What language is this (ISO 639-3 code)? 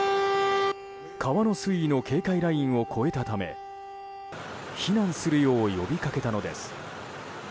jpn